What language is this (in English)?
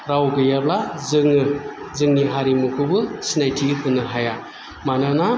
Bodo